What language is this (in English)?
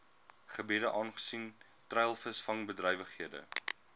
Afrikaans